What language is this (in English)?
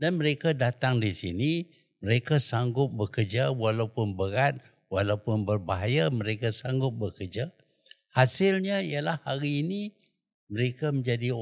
Malay